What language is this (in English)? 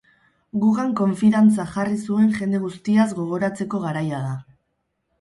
Basque